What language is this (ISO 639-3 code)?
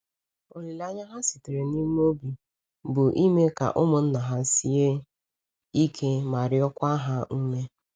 ibo